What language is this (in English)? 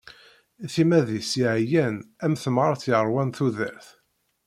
Kabyle